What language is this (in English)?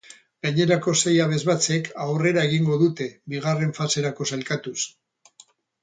Basque